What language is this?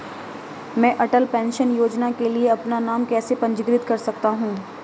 Hindi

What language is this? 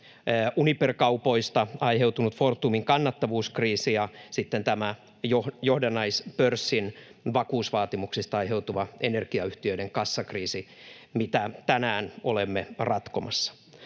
Finnish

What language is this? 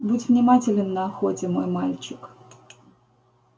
Russian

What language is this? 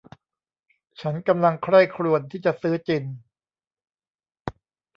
Thai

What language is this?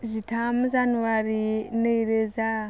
Bodo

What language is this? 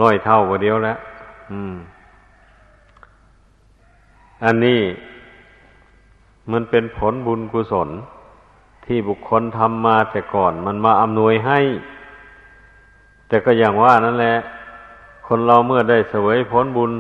Thai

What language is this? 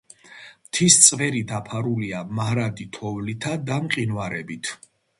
Georgian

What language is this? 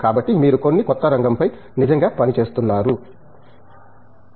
Telugu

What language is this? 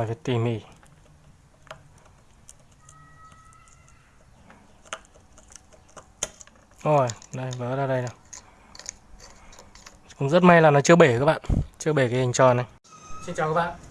Vietnamese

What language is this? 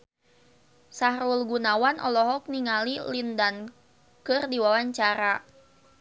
Sundanese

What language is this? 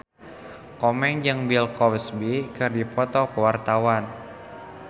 Sundanese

